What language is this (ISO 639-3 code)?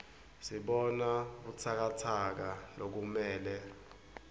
ssw